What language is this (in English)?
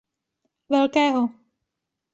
Czech